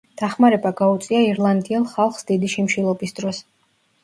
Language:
Georgian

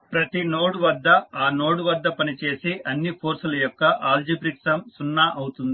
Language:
Telugu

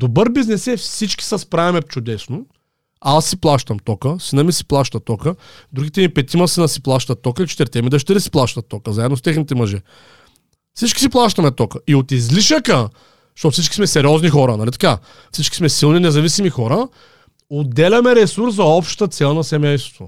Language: Bulgarian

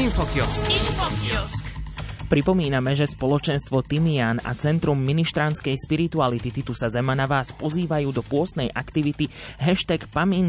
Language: Slovak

